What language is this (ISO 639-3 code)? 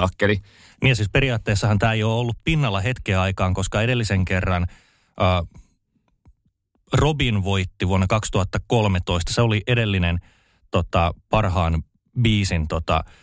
fin